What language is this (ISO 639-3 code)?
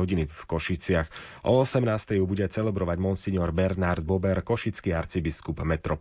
slk